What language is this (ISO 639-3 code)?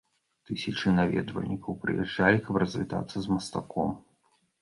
bel